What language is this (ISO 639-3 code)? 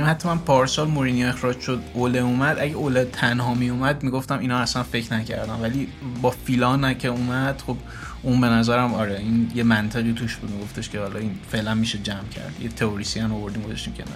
fas